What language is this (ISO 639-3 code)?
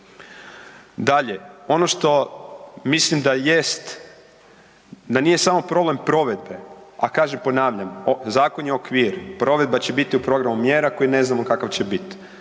hrv